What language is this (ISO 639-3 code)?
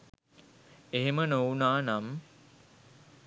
sin